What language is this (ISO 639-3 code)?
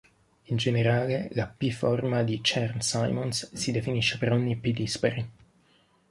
ita